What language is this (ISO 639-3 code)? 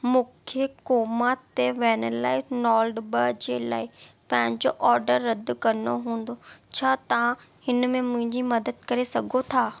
snd